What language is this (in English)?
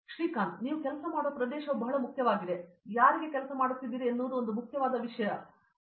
Kannada